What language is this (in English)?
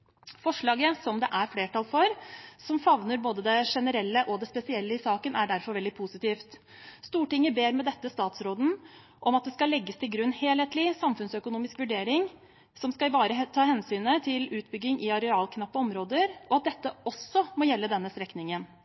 Norwegian Bokmål